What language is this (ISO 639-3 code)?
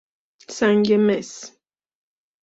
fas